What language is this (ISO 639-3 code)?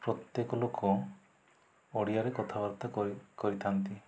ori